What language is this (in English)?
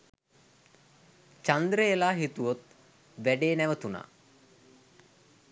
Sinhala